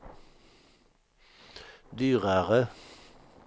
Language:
Swedish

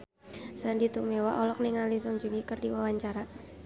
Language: Sundanese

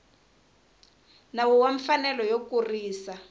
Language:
Tsonga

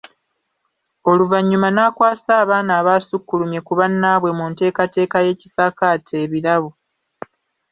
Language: Ganda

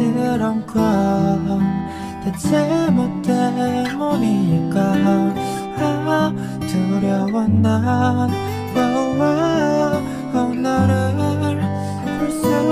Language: Korean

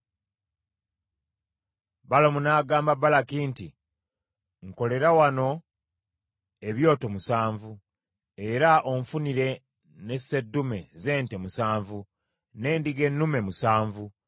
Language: Ganda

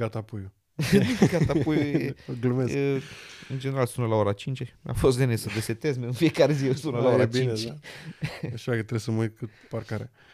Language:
Romanian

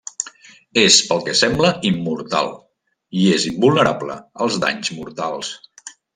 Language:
Catalan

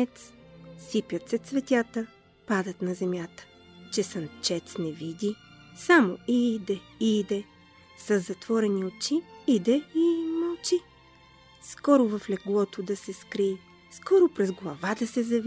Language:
Bulgarian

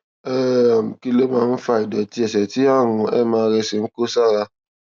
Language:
Yoruba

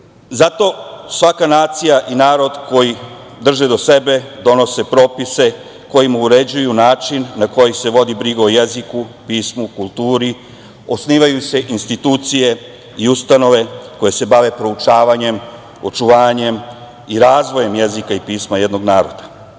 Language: Serbian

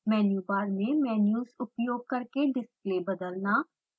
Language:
Hindi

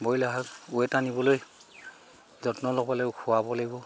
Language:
Assamese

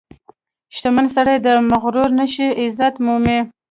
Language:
Pashto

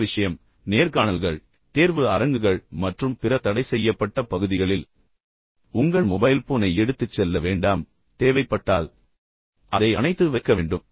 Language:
Tamil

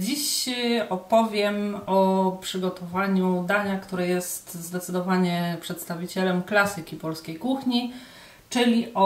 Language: Polish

